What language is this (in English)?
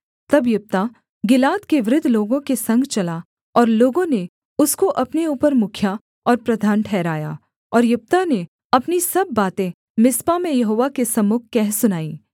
Hindi